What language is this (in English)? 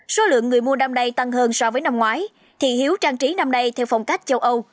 Vietnamese